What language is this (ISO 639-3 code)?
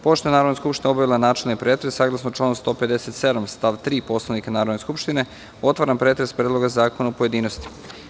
srp